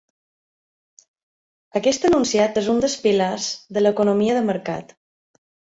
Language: Catalan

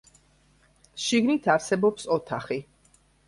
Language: Georgian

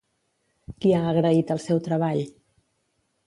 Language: Catalan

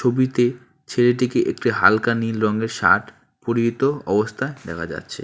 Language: Bangla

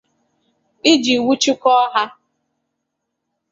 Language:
Igbo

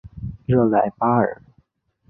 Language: Chinese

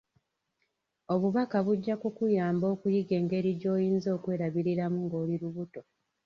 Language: Ganda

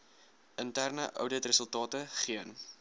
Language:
Afrikaans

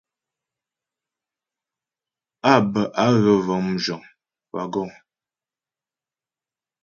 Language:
Ghomala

